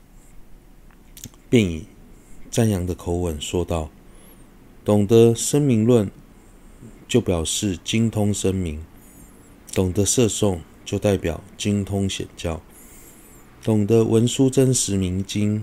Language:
Chinese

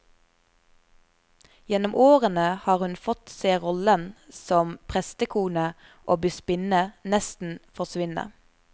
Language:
Norwegian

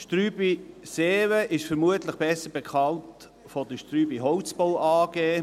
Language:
Swiss German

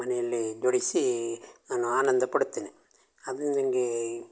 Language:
Kannada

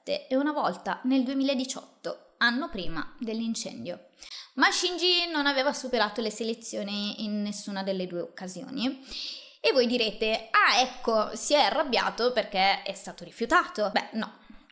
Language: Italian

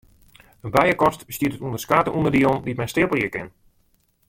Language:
Western Frisian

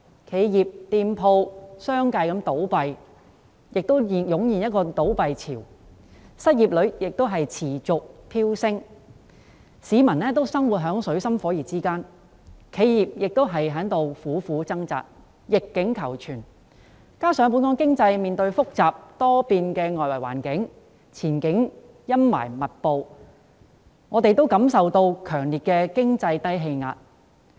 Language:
Cantonese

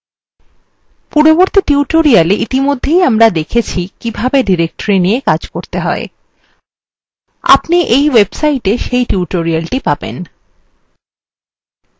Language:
Bangla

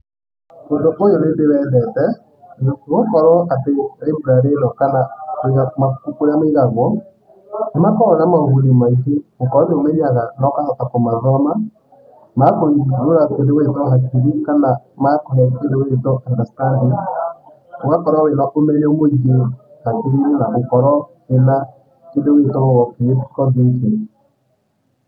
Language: Kikuyu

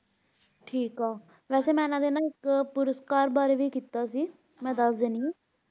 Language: Punjabi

